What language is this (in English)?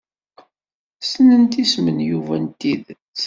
Kabyle